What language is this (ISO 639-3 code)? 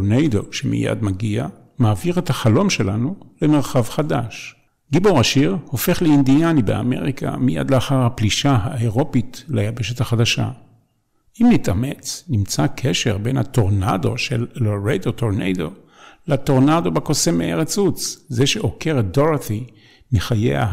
heb